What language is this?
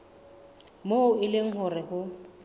Southern Sotho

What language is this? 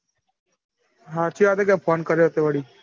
Gujarati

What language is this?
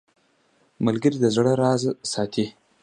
Pashto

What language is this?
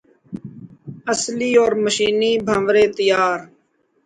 Urdu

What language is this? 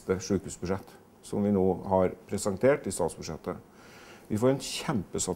Norwegian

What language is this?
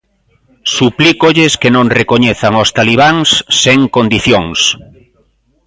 Galician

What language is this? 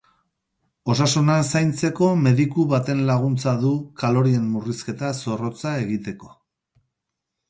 Basque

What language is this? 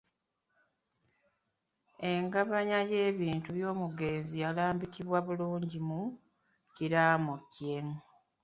Ganda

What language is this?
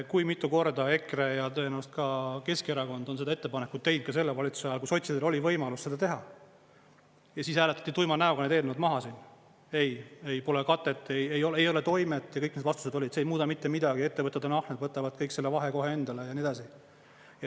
Estonian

